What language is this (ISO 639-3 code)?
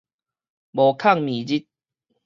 nan